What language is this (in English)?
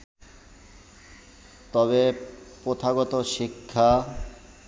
Bangla